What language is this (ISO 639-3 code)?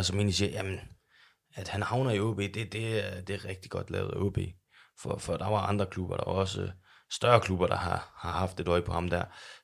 dan